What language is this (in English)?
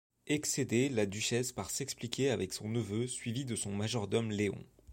French